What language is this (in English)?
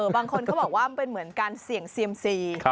Thai